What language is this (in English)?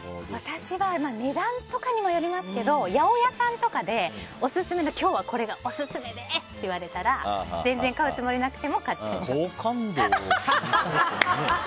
Japanese